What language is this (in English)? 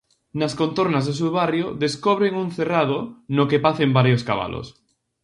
Galician